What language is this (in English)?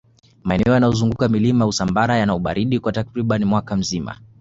Swahili